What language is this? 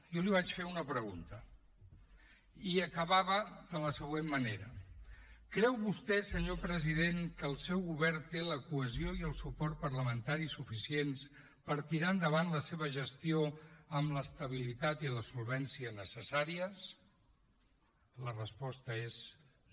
Catalan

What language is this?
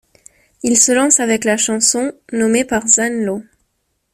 French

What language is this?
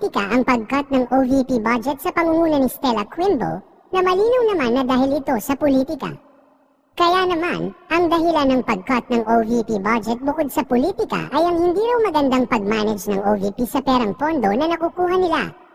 Filipino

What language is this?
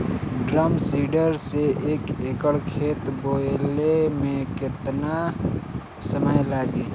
Bhojpuri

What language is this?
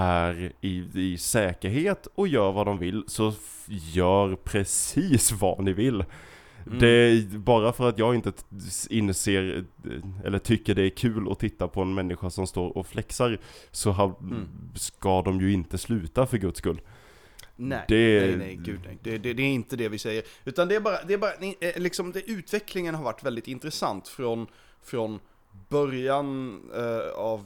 Swedish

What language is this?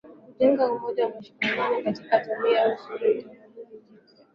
Swahili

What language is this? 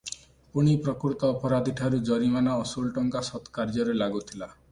Odia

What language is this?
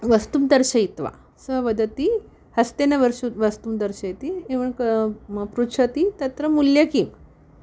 Sanskrit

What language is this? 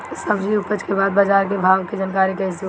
Bhojpuri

